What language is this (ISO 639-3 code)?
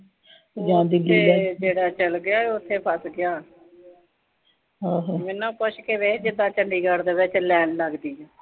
pan